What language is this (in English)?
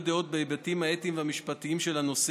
Hebrew